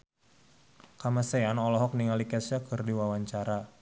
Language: Sundanese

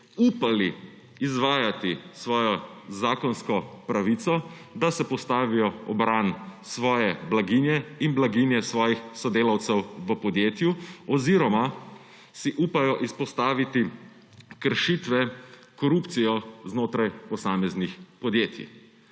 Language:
Slovenian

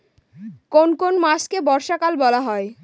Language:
Bangla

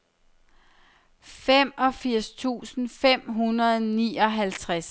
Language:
Danish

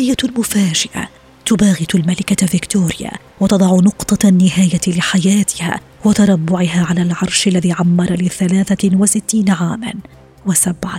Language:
Arabic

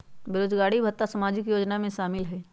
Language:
Magahi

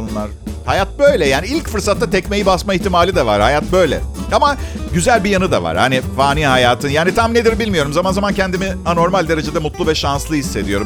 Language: Turkish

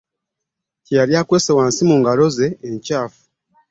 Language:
Ganda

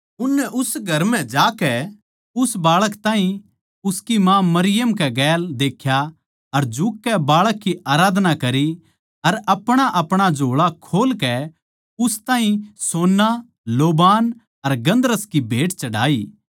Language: Haryanvi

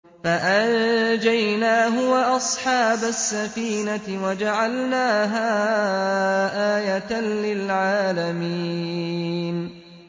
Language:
Arabic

